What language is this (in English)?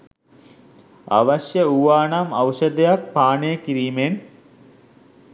Sinhala